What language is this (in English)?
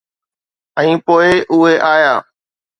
Sindhi